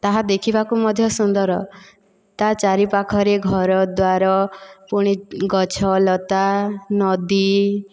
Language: Odia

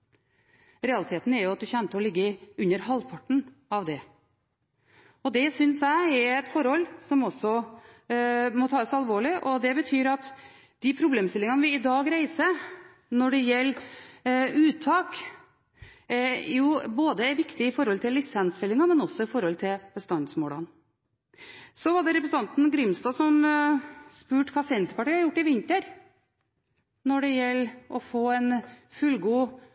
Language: Norwegian Bokmål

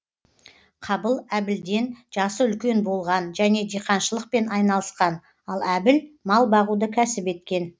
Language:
Kazakh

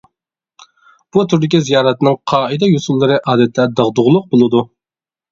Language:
Uyghur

